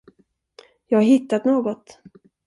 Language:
Swedish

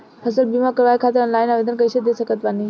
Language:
Bhojpuri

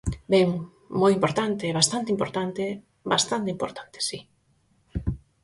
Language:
Galician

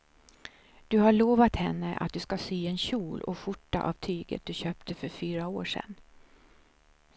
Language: Swedish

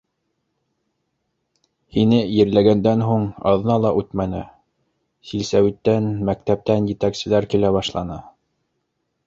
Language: Bashkir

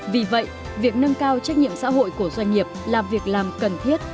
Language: Vietnamese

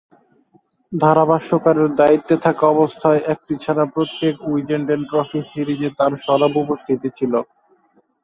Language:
Bangla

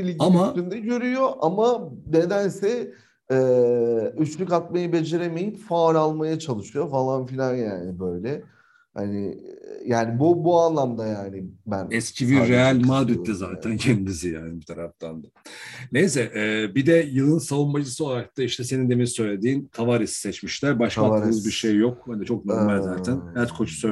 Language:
Turkish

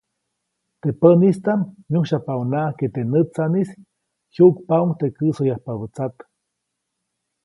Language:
Copainalá Zoque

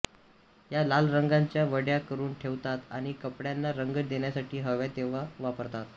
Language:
Marathi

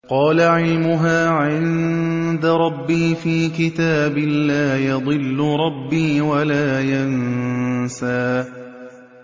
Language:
Arabic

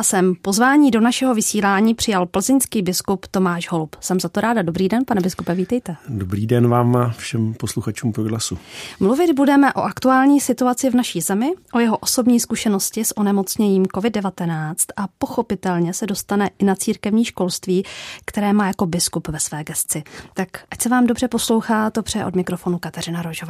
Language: Czech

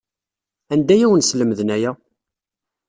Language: Kabyle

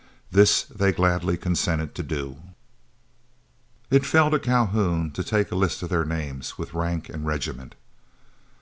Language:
English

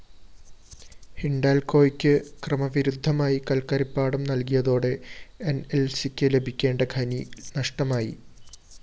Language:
Malayalam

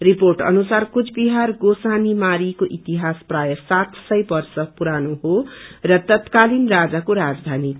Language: Nepali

